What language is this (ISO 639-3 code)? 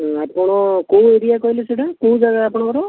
ori